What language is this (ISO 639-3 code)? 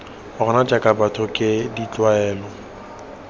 tsn